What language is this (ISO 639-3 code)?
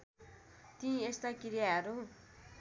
nep